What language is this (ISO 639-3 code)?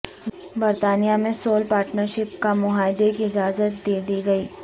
urd